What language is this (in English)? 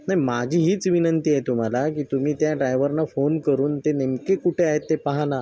Marathi